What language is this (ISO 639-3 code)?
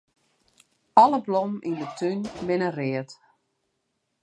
fry